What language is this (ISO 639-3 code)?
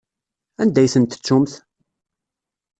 kab